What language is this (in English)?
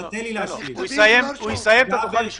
Hebrew